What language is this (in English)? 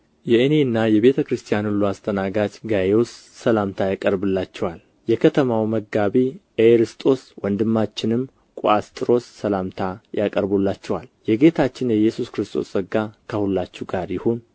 Amharic